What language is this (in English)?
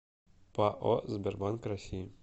Russian